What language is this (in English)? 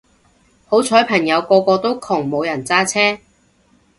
Cantonese